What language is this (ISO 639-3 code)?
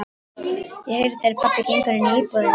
isl